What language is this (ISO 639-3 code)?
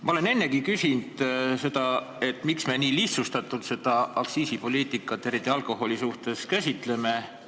est